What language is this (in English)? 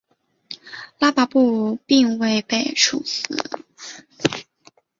Chinese